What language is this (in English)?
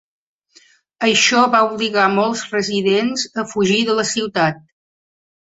Catalan